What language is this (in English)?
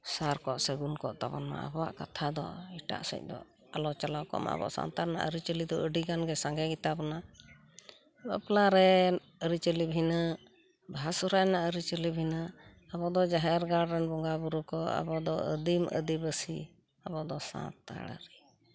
Santali